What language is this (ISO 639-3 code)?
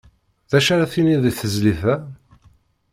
kab